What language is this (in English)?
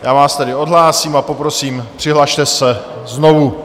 Czech